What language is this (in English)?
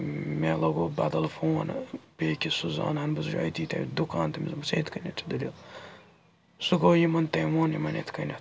Kashmiri